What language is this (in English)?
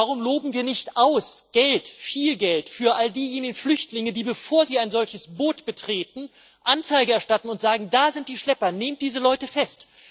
German